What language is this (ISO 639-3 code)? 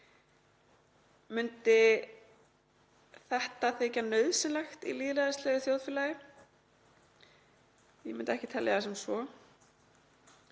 isl